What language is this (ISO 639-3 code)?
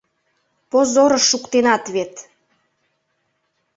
chm